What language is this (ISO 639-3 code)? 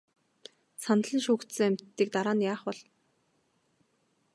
mon